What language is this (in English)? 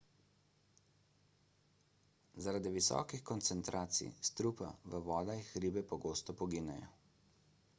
Slovenian